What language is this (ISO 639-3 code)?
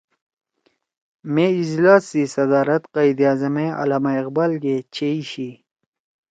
trw